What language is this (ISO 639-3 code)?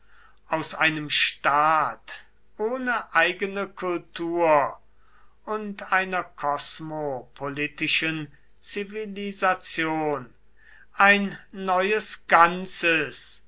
deu